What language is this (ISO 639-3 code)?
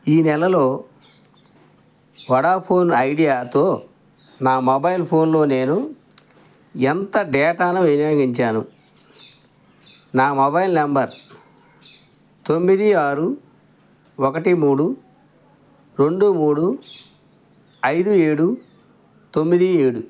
tel